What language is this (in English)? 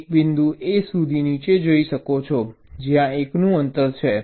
Gujarati